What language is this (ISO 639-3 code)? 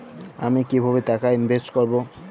ben